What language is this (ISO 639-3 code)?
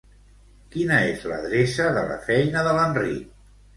cat